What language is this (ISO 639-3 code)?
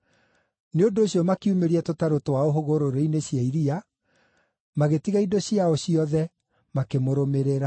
kik